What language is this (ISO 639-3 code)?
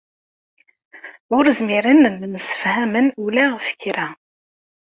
kab